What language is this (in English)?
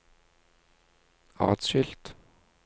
Norwegian